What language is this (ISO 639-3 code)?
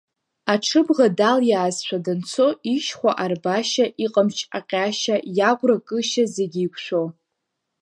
abk